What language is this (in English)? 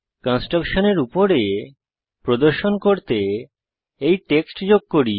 Bangla